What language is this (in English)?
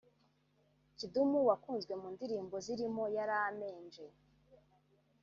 Kinyarwanda